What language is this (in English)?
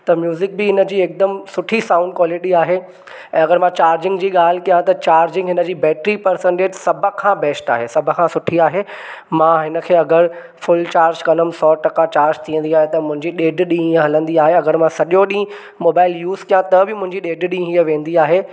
Sindhi